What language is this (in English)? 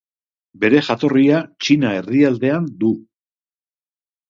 Basque